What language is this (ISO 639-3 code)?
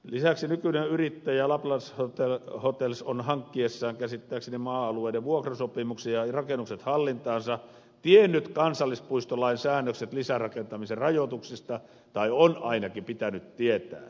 fin